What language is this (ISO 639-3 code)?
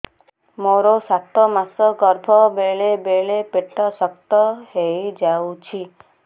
ori